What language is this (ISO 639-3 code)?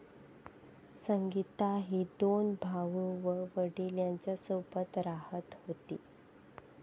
mar